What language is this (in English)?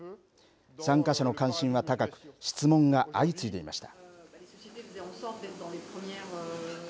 Japanese